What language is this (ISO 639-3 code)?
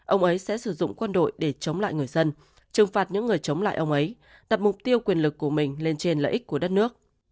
vie